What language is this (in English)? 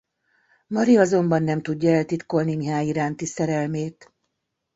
Hungarian